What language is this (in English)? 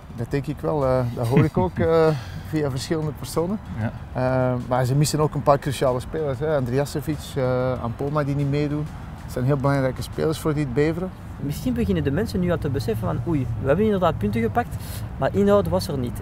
Dutch